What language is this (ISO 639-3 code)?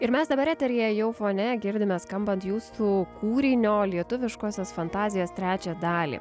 lit